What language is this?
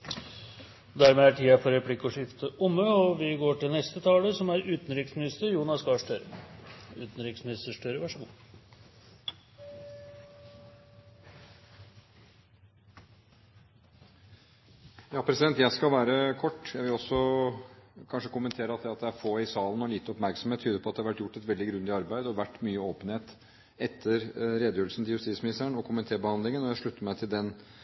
Norwegian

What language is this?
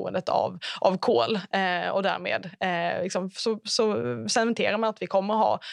Swedish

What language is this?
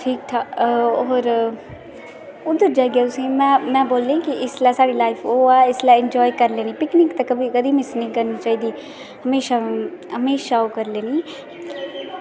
Dogri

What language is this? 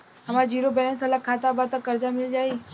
Bhojpuri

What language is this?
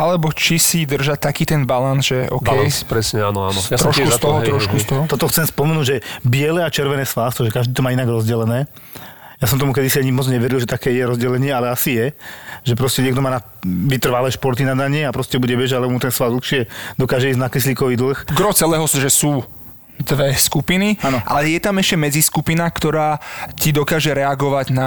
Slovak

